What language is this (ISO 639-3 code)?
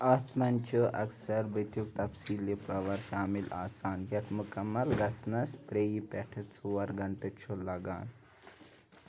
kas